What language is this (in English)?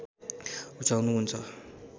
Nepali